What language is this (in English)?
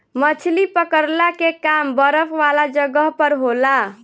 Bhojpuri